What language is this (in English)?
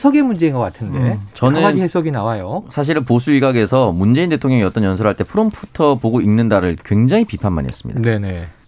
Korean